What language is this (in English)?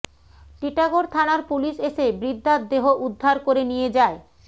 Bangla